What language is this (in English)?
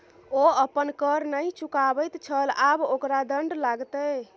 Maithili